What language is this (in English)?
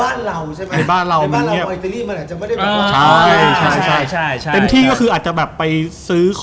Thai